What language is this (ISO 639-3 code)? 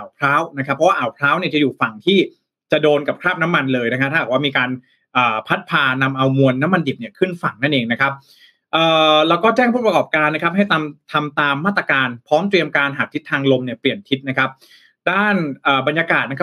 tha